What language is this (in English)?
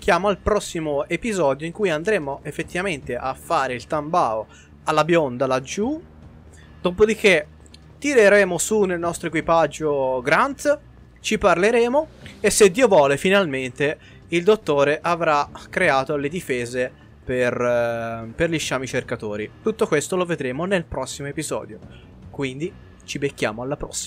Italian